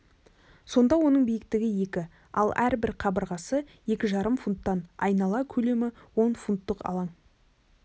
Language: Kazakh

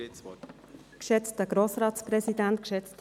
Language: Swiss German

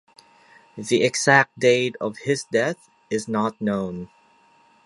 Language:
English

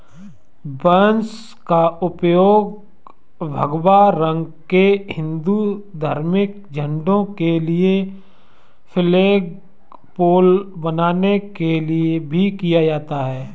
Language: Hindi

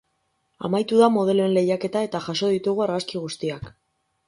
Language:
Basque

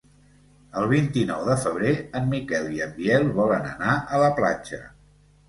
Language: Catalan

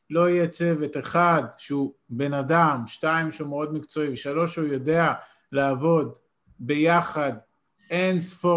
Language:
Hebrew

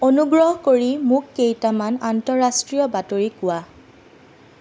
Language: Assamese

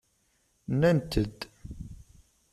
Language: Kabyle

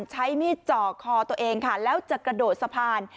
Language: Thai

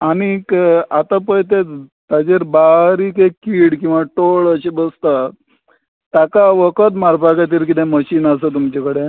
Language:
Konkani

